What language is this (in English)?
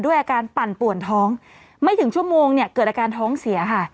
Thai